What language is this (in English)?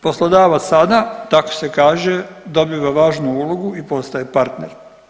Croatian